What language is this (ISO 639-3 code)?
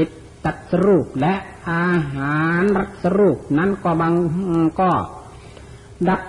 tha